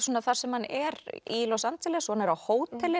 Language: Icelandic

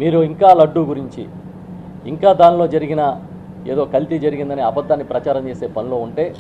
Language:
Telugu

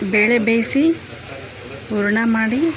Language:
Kannada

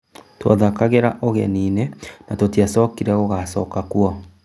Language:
Kikuyu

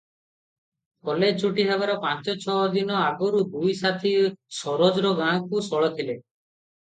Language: Odia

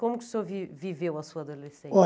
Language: Portuguese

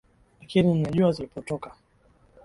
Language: Swahili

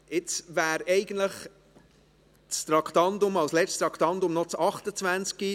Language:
Swiss German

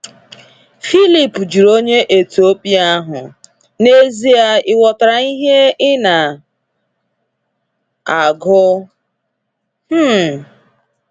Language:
Igbo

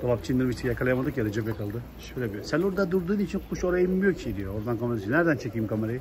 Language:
Turkish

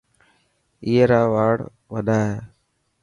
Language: Dhatki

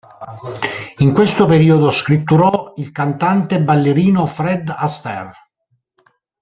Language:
Italian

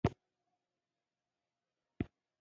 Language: Pashto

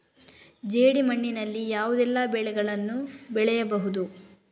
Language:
Kannada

